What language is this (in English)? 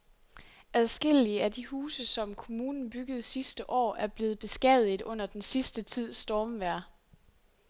Danish